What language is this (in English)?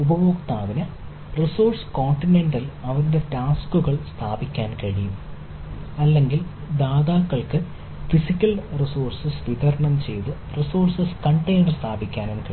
Malayalam